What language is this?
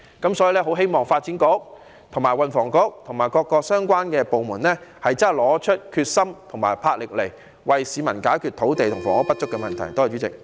Cantonese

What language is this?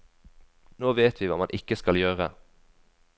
Norwegian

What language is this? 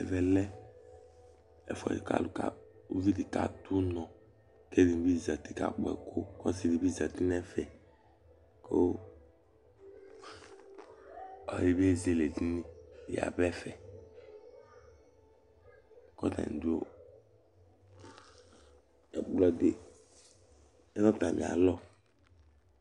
Ikposo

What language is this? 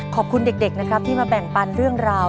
Thai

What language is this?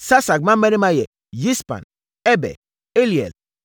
Akan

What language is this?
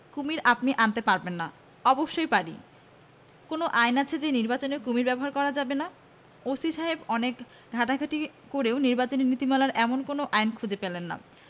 Bangla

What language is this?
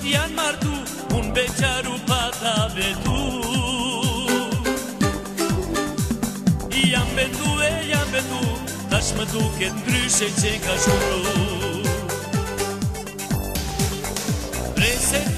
Bulgarian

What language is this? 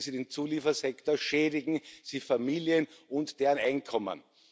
German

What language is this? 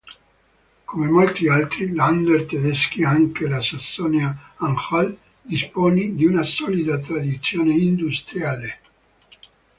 Italian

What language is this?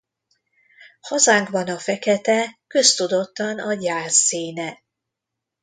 Hungarian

